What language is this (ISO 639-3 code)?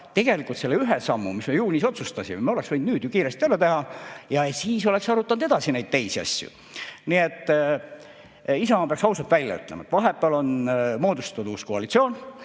est